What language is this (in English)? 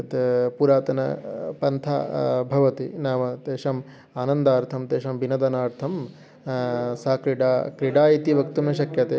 Sanskrit